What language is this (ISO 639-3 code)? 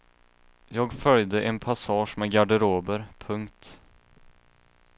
swe